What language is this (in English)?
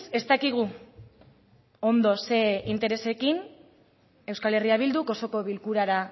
Basque